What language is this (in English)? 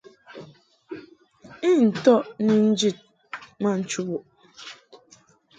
Mungaka